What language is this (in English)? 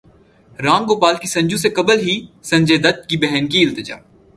Urdu